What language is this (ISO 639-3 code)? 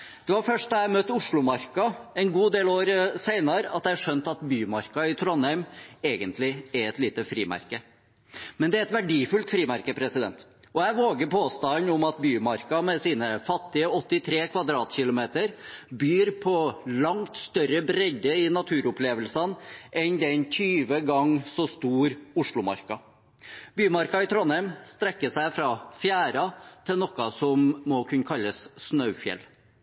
nob